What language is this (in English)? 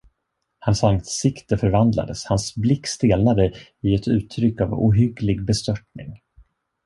Swedish